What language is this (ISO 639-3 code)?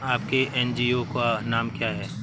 hin